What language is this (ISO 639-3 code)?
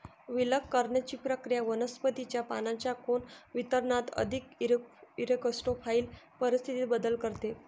mar